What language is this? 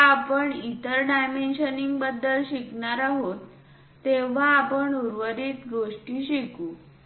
Marathi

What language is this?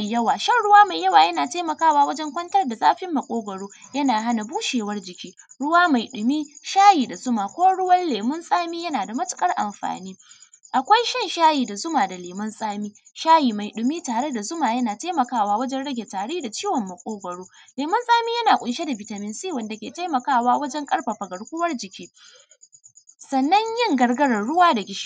Hausa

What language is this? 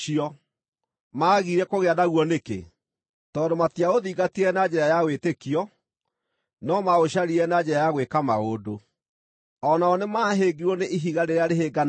Kikuyu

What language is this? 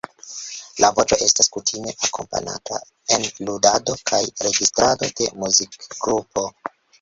Esperanto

